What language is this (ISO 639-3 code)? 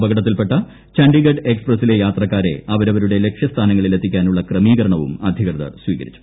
mal